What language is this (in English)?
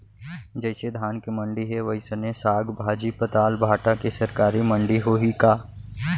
Chhattisgarhi